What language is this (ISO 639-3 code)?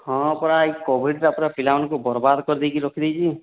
ori